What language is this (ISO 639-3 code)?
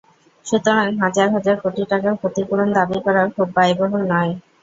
ben